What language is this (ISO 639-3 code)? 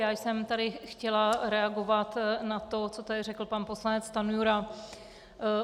ces